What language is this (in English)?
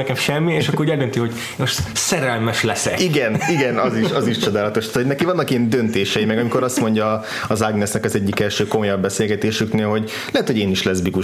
Hungarian